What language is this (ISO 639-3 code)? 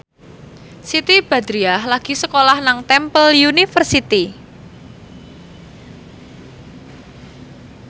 jav